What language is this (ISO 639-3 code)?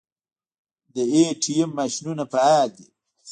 pus